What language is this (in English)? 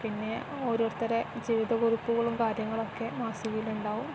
Malayalam